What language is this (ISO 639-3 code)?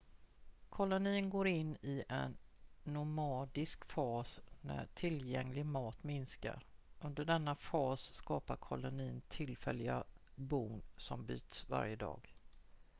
swe